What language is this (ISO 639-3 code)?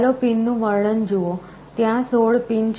guj